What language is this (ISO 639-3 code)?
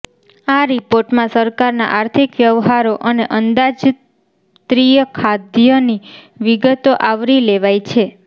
guj